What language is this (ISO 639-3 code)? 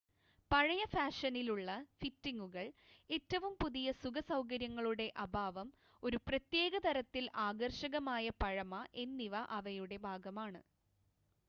mal